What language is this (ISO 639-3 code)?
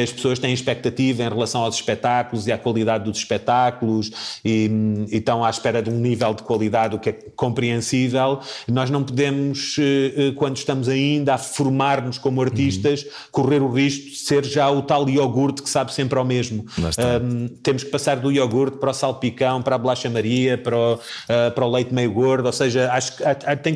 por